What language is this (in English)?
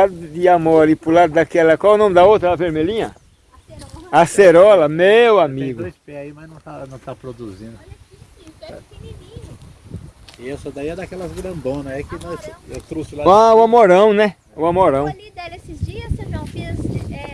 Portuguese